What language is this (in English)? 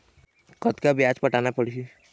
Chhattisgarhi